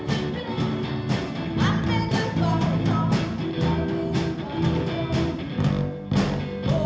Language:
Icelandic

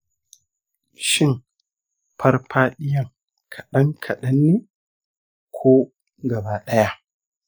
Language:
Hausa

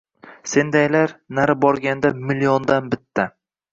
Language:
Uzbek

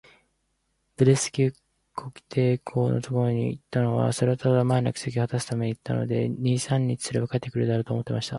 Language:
Japanese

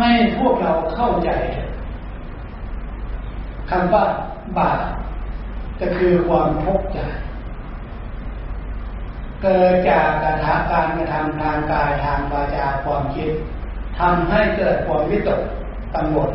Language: Thai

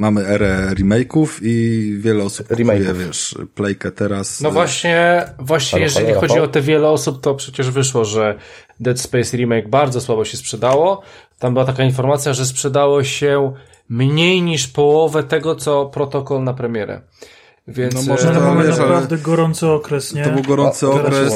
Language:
Polish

